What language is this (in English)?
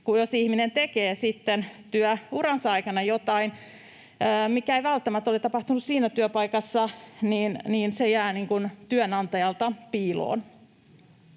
Finnish